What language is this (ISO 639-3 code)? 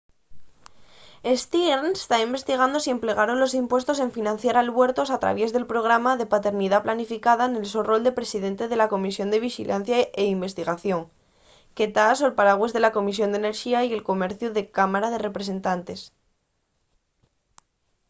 ast